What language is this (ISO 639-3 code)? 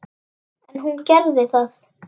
isl